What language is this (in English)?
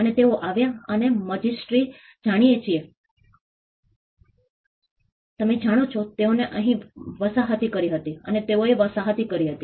Gujarati